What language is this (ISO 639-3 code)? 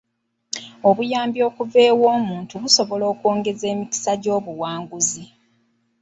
lug